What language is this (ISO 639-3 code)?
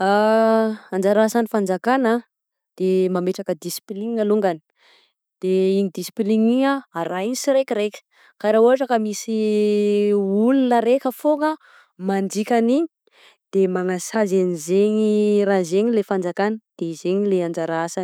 bzc